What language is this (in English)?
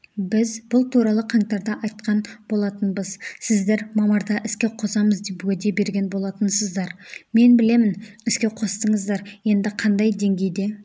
Kazakh